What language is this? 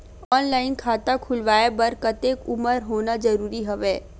Chhattisgarhi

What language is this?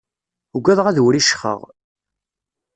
Kabyle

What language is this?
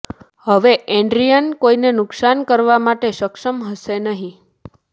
Gujarati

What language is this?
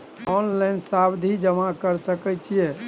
Maithili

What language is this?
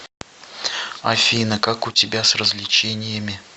Russian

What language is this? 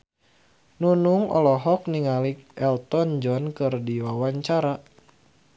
Sundanese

